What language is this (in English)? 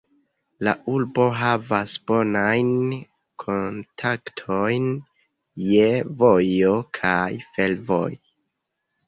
Esperanto